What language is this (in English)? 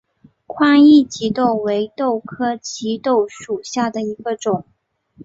Chinese